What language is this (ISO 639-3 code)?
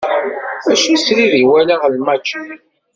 kab